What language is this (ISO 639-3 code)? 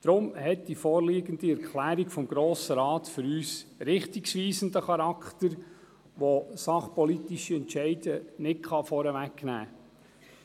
gsw